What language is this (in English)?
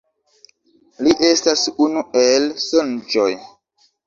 Esperanto